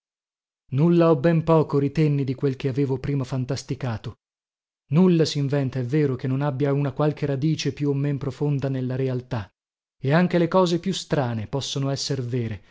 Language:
Italian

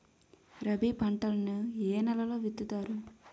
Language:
Telugu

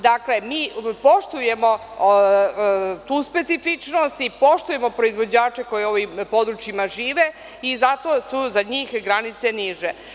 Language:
Serbian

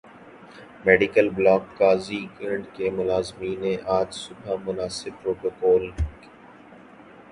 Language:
Urdu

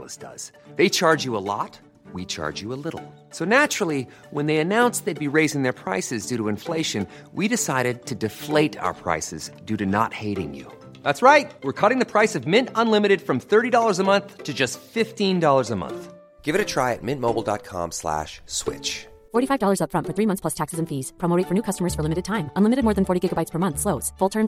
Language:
Indonesian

